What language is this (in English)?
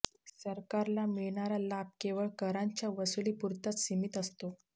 Marathi